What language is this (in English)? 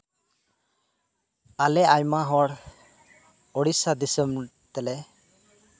Santali